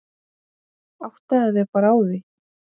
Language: Icelandic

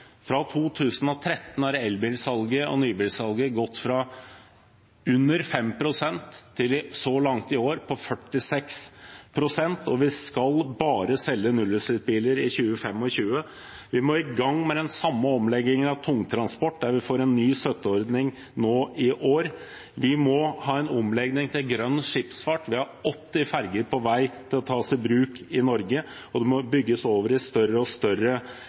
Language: Norwegian Bokmål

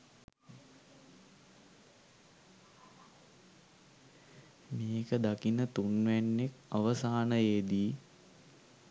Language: Sinhala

